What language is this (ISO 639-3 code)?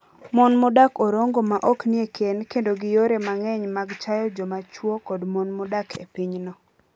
luo